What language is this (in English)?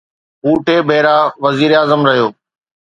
Sindhi